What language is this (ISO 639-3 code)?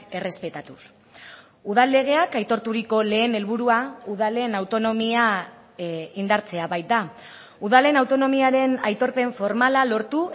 eus